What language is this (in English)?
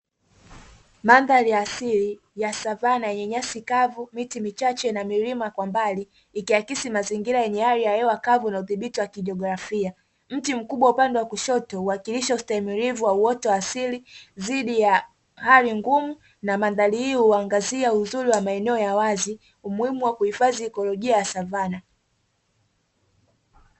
Swahili